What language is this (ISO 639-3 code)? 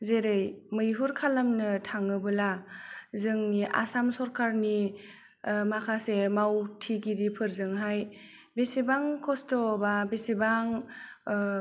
brx